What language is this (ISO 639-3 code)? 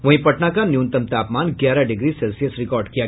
hin